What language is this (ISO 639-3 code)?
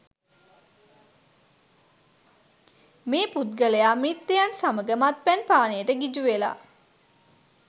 sin